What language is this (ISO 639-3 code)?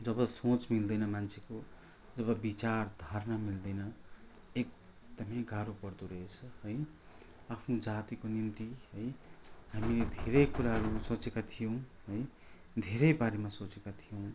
nep